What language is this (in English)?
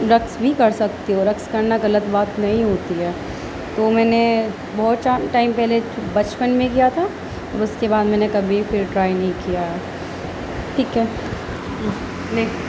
Urdu